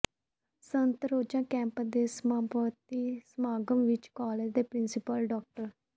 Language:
Punjabi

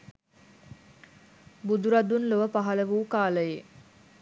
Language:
Sinhala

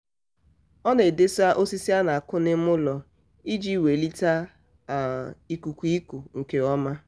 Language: Igbo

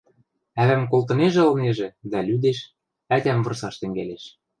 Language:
Western Mari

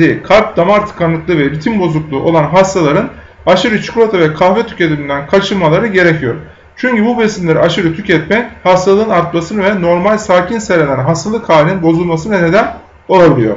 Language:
Turkish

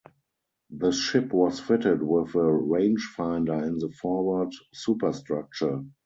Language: English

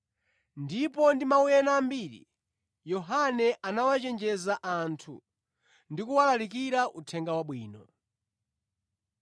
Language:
Nyanja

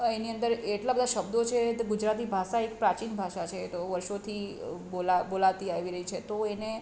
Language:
Gujarati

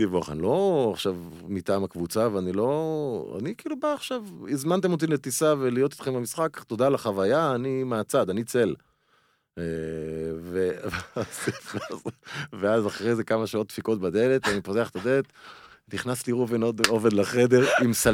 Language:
Hebrew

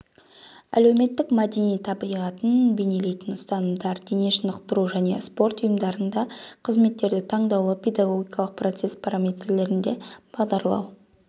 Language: Kazakh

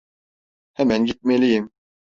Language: Turkish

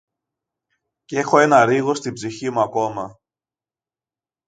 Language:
Greek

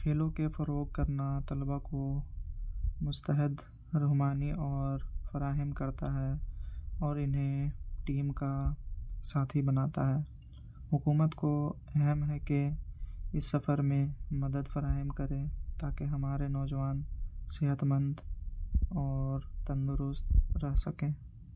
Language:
Urdu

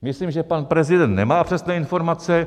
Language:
Czech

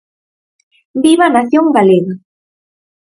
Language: Galician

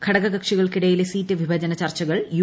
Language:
Malayalam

